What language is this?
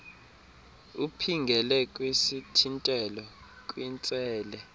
Xhosa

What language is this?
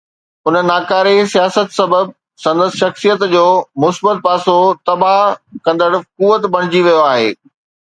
Sindhi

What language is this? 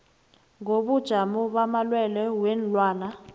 South Ndebele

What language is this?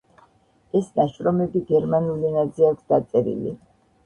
Georgian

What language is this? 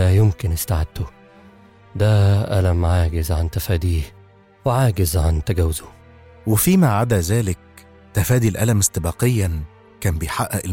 Arabic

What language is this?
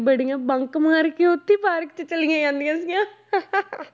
Punjabi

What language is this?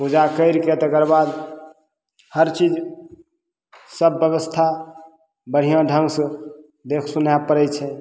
Maithili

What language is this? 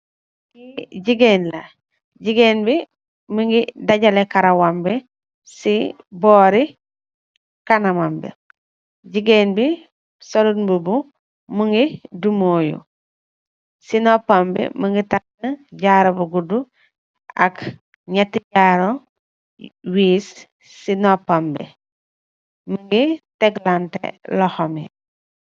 Wolof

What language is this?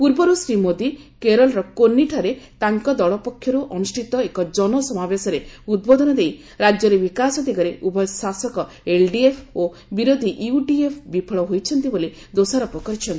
Odia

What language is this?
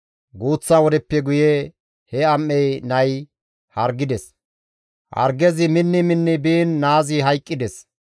Gamo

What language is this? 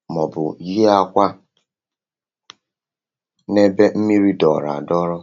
Igbo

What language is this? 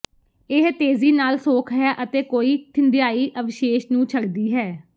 Punjabi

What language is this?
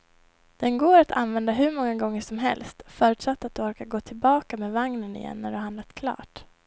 Swedish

